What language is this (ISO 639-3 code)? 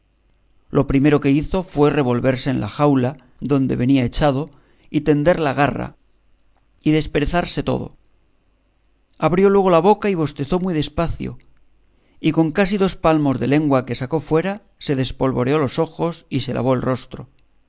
spa